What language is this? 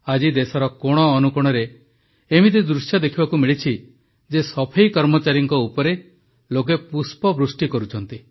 Odia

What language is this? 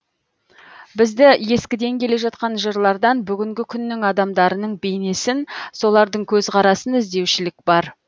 Kazakh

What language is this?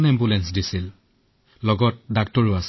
Assamese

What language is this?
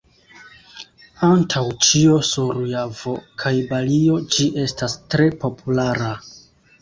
Esperanto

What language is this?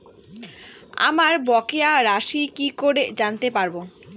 Bangla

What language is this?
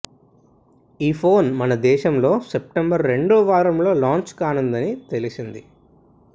Telugu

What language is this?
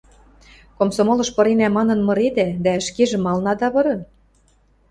Western Mari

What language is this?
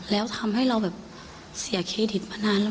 Thai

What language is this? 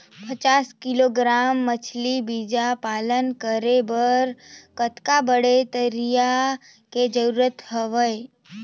Chhattisgarhi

